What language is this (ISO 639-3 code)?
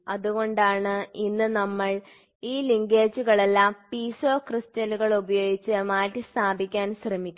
mal